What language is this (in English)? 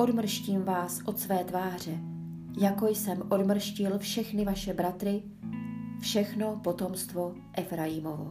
Czech